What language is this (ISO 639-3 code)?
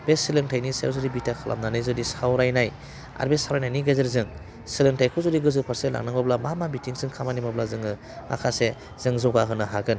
brx